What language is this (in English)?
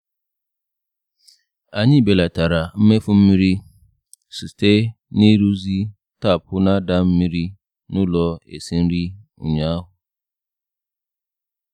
Igbo